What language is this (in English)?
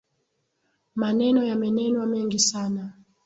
Swahili